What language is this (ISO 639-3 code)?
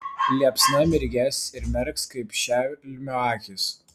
lit